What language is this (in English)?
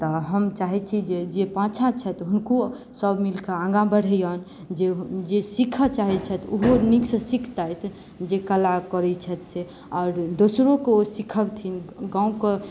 Maithili